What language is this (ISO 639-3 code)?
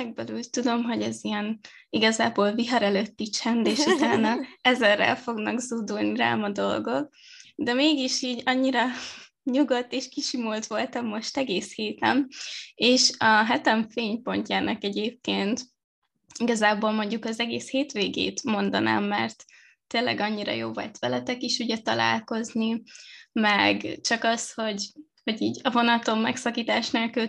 hun